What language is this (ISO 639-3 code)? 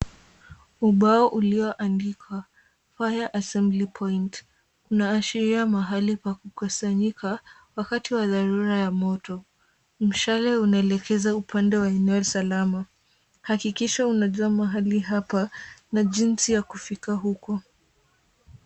swa